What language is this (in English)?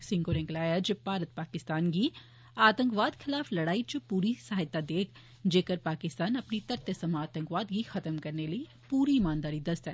Dogri